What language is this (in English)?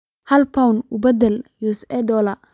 Somali